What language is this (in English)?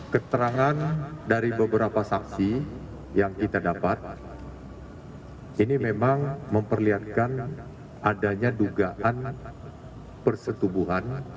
Indonesian